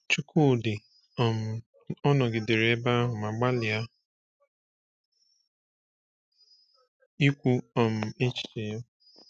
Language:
Igbo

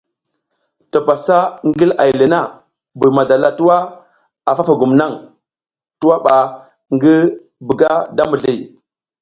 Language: South Giziga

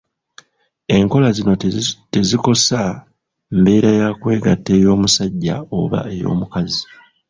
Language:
Ganda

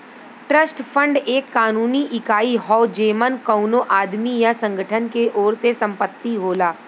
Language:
Bhojpuri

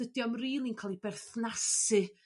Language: Welsh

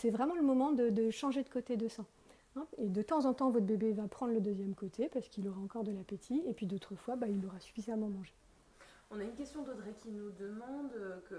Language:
French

